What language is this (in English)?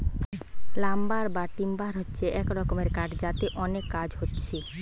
Bangla